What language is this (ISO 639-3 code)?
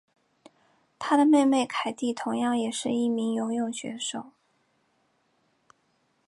zho